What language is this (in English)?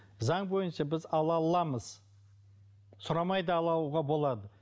Kazakh